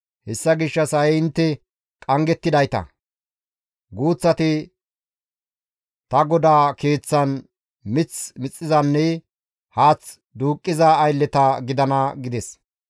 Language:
Gamo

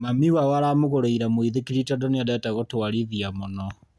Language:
Kikuyu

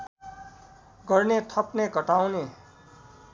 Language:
Nepali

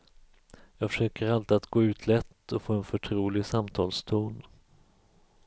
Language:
Swedish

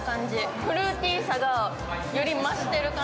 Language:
Japanese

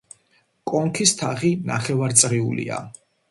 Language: Georgian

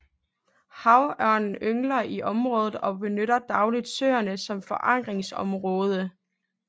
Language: Danish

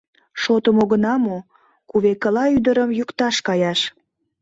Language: Mari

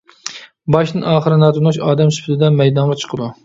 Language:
Uyghur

